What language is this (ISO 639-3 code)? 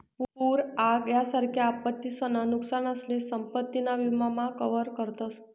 mar